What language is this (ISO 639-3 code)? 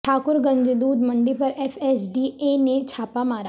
urd